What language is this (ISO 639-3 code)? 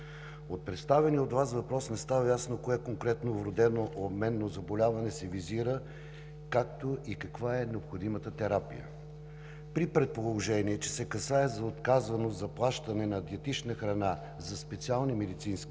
bul